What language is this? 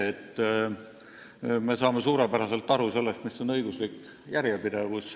Estonian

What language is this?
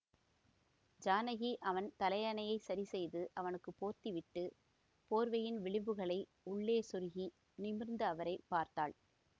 Tamil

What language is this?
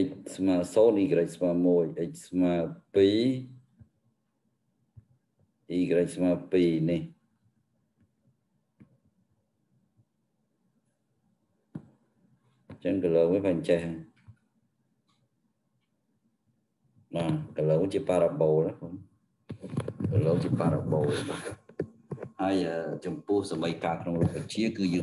Vietnamese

